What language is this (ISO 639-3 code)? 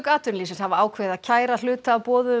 isl